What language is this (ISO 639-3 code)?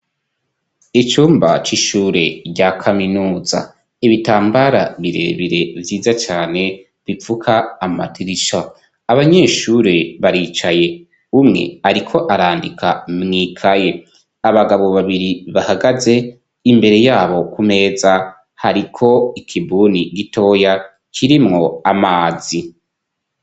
run